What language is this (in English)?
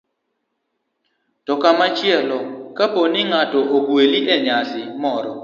Luo (Kenya and Tanzania)